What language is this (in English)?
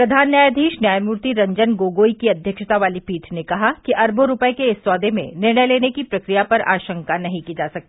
Hindi